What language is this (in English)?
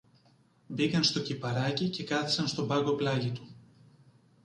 Greek